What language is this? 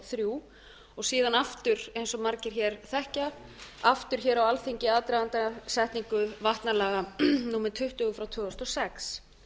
Icelandic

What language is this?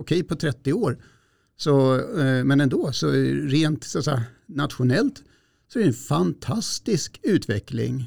Swedish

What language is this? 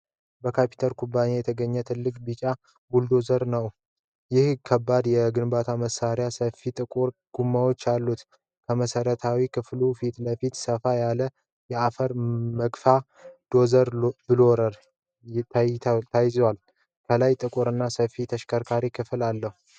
Amharic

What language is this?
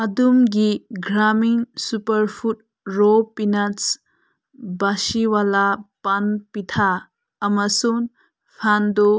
Manipuri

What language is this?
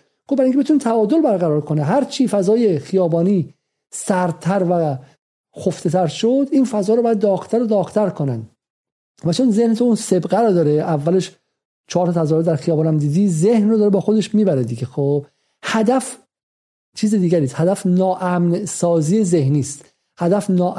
Persian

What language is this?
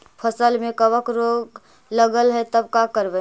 Magahi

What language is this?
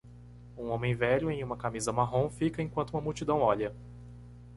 Portuguese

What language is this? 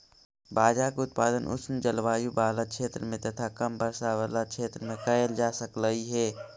Magahi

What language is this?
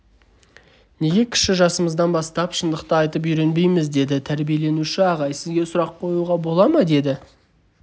Kazakh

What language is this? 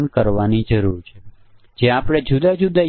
Gujarati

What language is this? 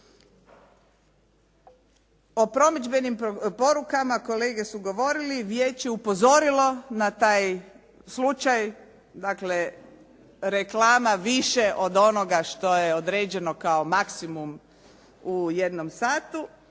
Croatian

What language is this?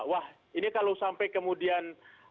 Indonesian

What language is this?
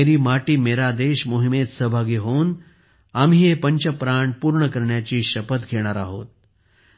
Marathi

